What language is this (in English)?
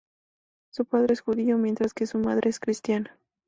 Spanish